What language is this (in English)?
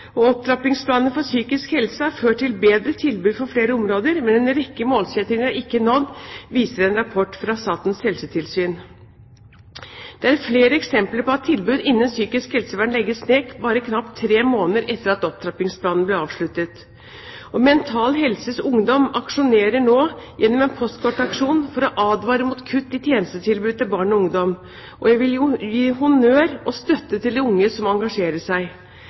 Norwegian Bokmål